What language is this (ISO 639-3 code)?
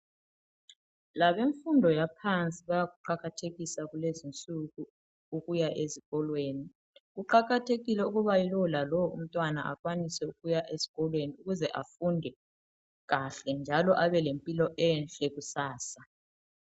nde